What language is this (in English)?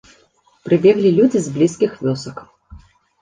Belarusian